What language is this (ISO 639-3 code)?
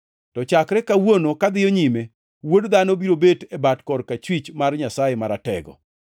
luo